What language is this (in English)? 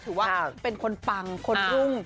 Thai